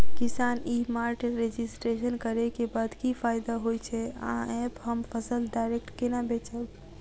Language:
Maithili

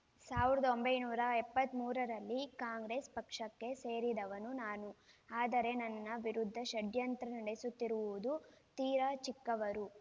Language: Kannada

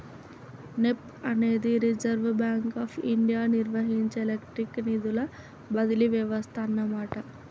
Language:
Telugu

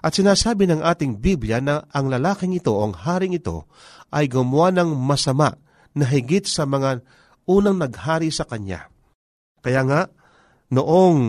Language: Filipino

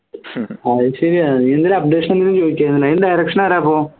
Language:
Malayalam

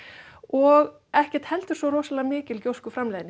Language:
Icelandic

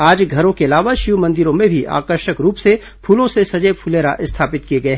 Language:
Hindi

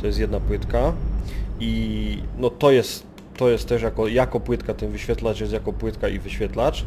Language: Polish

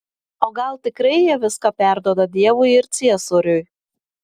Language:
Lithuanian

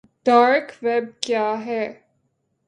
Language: Urdu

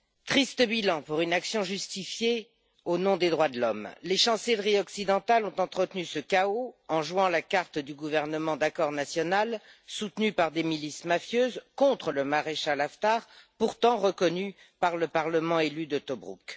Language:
French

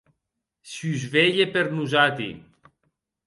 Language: Occitan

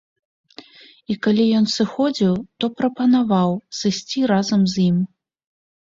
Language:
Belarusian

